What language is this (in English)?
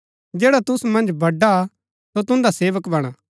Gaddi